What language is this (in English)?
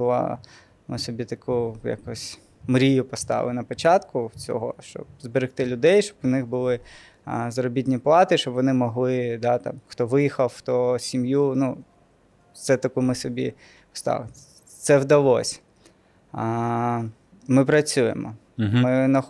Ukrainian